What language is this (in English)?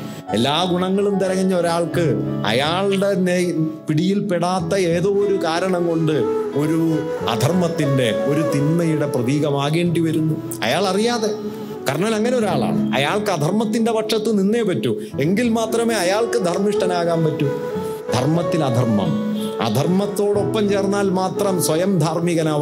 Malayalam